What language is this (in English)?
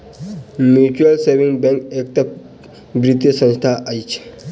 Maithili